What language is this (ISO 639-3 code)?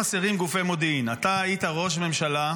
heb